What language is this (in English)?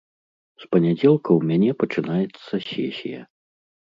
Belarusian